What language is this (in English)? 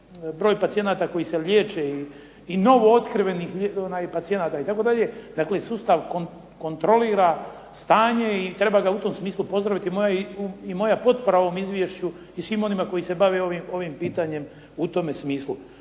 Croatian